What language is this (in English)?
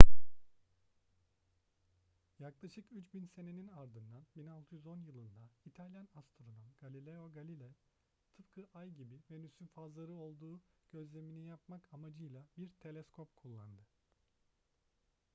Turkish